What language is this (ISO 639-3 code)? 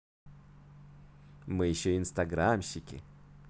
rus